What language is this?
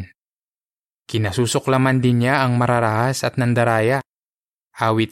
Filipino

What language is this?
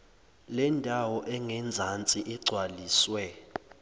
Zulu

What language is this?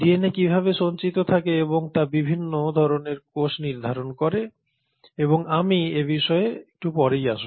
Bangla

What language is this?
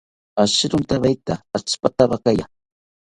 South Ucayali Ashéninka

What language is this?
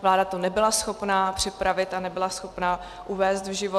Czech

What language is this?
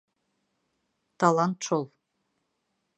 Bashkir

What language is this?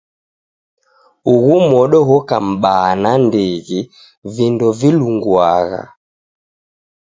Taita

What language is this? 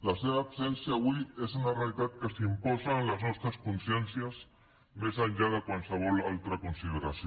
Catalan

